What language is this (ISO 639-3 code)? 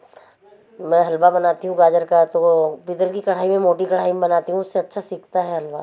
hin